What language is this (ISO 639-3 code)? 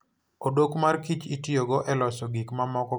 luo